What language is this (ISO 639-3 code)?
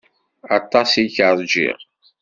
kab